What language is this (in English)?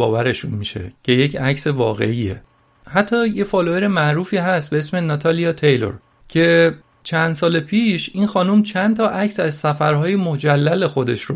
Persian